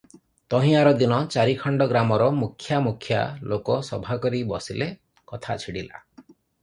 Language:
Odia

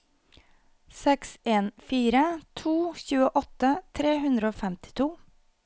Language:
Norwegian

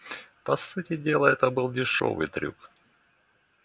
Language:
Russian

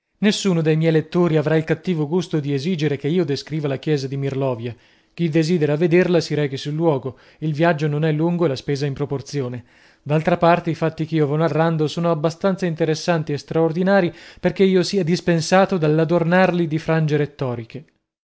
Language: Italian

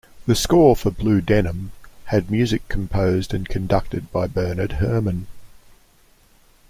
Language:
English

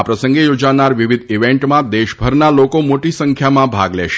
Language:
Gujarati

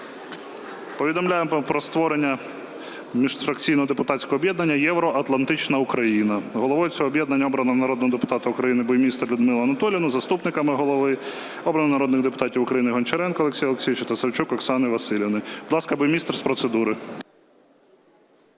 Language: Ukrainian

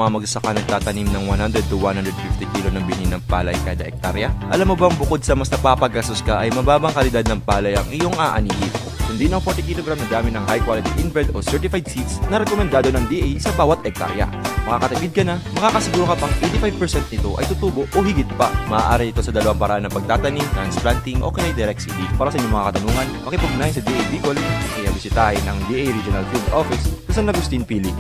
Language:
Filipino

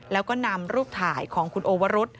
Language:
Thai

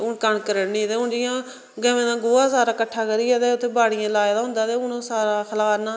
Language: Dogri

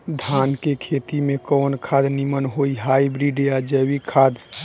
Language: Bhojpuri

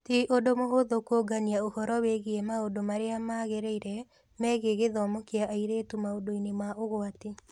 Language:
Kikuyu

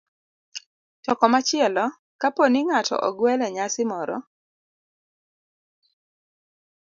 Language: Luo (Kenya and Tanzania)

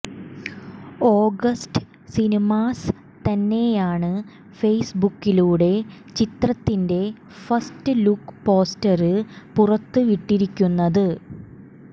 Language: Malayalam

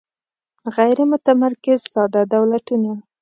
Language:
Pashto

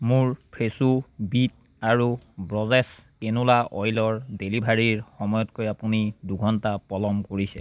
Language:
Assamese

